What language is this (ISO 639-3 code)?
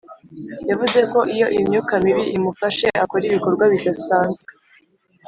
kin